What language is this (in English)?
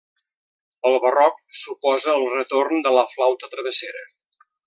Catalan